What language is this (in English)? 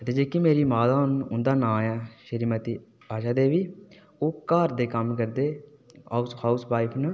Dogri